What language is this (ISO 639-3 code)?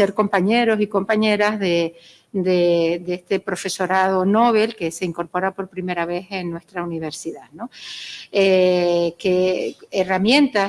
spa